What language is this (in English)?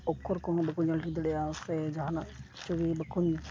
Santali